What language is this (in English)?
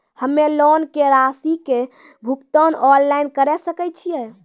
Maithili